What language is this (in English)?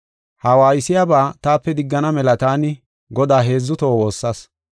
Gofa